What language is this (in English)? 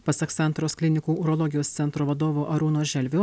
Lithuanian